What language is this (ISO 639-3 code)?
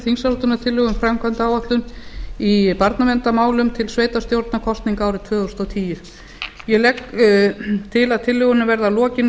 isl